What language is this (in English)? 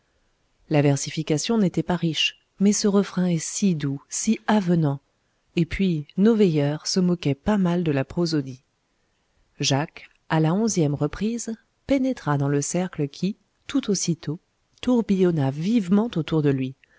French